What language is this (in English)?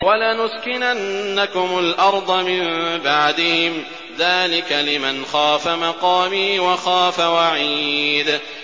Arabic